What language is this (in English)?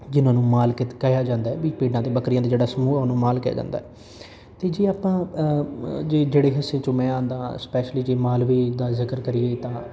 Punjabi